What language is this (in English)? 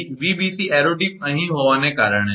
Gujarati